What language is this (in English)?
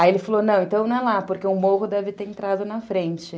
Portuguese